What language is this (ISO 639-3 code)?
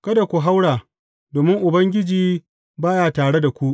hau